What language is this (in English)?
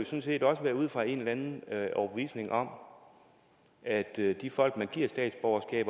Danish